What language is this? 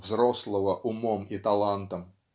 Russian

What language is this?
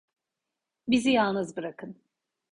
Turkish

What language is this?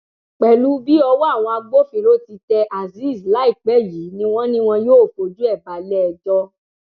Yoruba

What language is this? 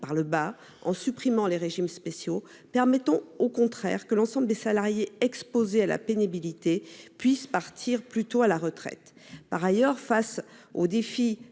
French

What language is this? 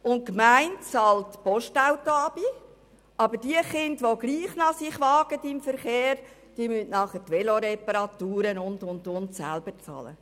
Swiss German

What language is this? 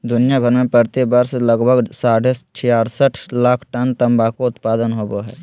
Magahi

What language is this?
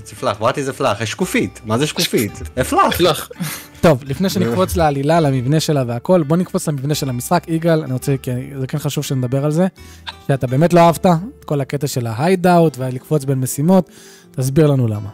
Hebrew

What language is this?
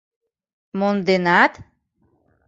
Mari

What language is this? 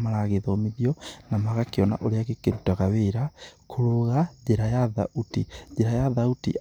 Kikuyu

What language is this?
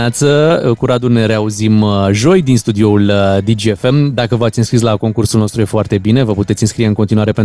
Romanian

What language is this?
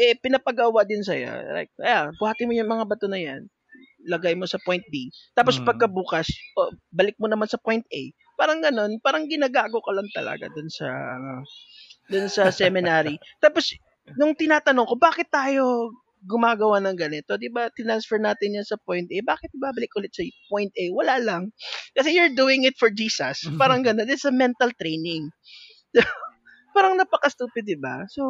Filipino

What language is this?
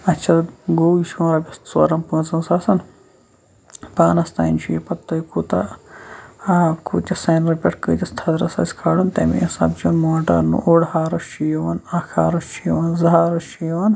Kashmiri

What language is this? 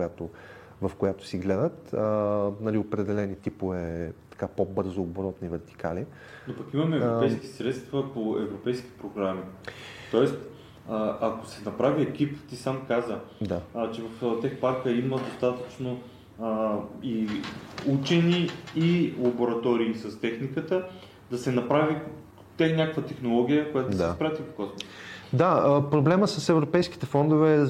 Bulgarian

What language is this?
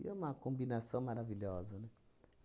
Portuguese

